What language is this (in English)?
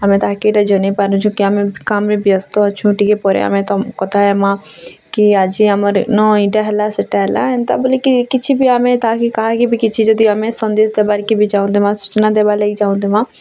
Odia